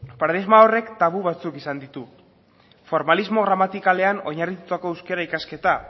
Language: Basque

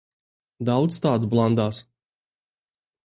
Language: Latvian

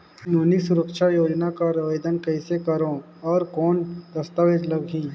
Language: Chhattisgarhi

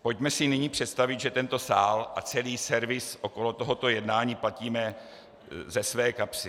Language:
Czech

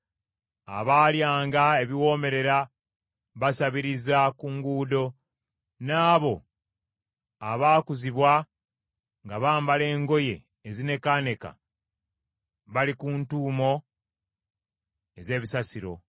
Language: Ganda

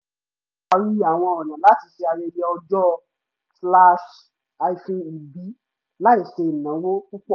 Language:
Yoruba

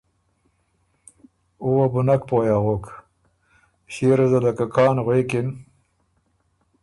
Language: Ormuri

